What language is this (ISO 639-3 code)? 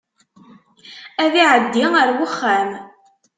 kab